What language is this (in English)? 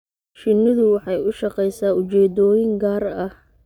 Somali